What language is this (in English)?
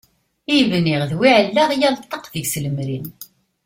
Kabyle